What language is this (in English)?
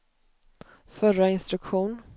Swedish